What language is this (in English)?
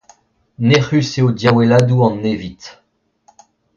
Breton